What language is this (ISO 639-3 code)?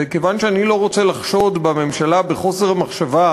heb